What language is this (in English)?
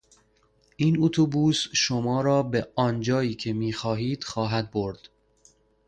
Persian